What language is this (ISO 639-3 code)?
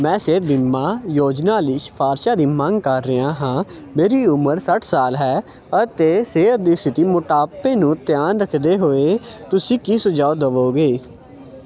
pan